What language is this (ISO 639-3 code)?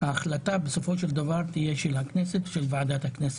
heb